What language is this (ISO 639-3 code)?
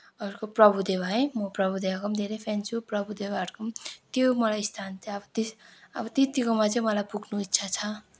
nep